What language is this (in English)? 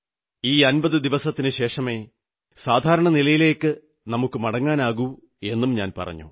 Malayalam